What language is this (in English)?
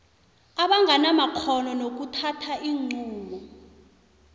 South Ndebele